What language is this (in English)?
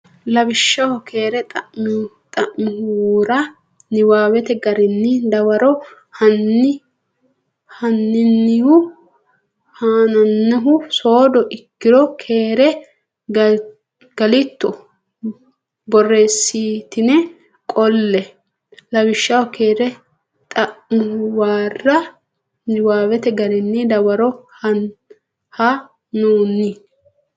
Sidamo